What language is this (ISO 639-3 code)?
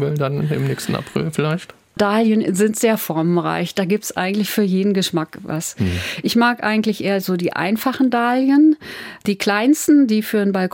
deu